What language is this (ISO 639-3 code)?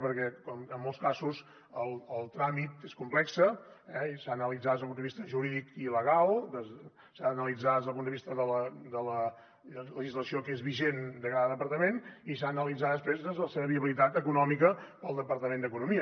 cat